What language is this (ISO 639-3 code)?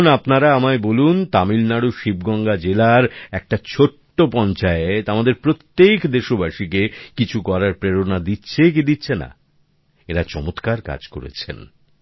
ben